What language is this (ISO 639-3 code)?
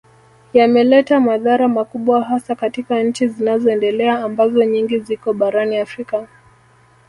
swa